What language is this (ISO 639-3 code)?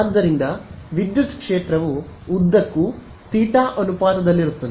kan